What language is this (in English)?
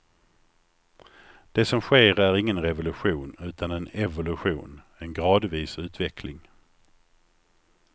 Swedish